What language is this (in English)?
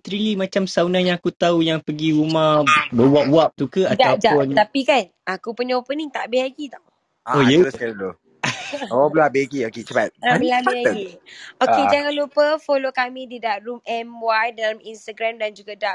Malay